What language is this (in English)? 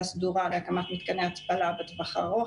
Hebrew